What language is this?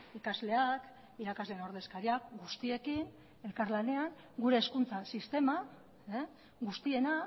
Basque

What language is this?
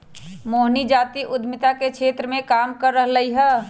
Magahi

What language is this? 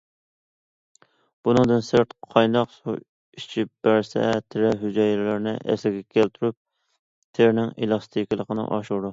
Uyghur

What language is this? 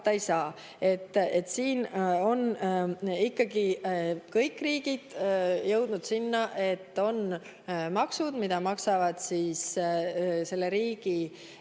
Estonian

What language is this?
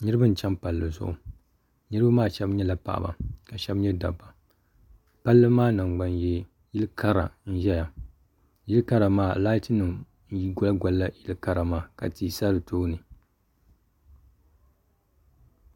Dagbani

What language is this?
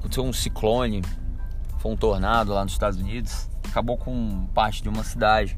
Portuguese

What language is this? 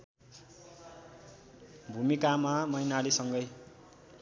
Nepali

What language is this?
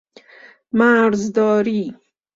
Persian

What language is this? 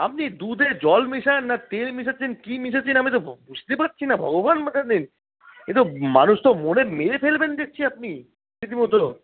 Bangla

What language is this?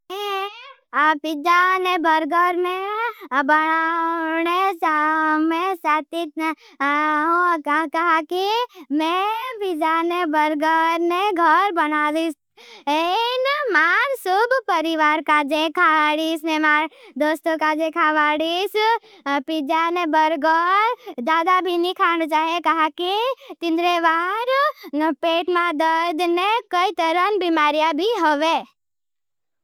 Bhili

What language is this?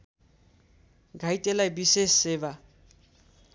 Nepali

